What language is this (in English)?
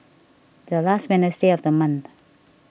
English